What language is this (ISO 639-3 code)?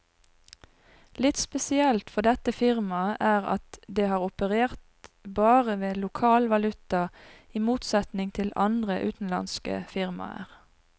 nor